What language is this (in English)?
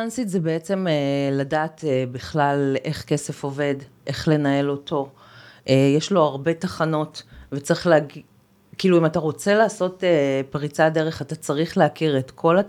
Hebrew